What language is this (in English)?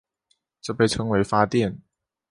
Chinese